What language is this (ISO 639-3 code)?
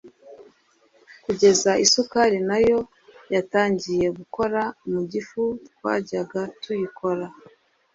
kin